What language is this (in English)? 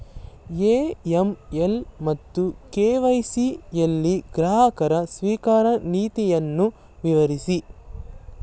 Kannada